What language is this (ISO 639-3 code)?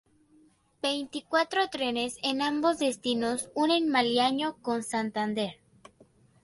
spa